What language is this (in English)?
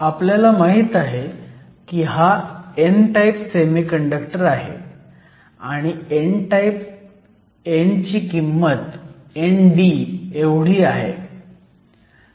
Marathi